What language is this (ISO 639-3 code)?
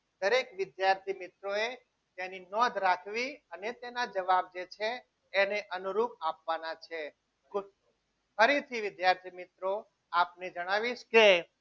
guj